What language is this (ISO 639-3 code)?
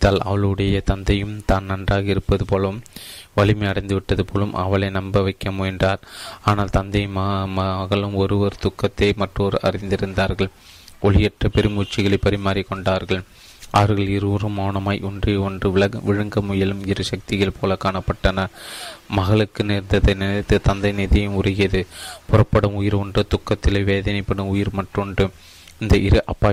tam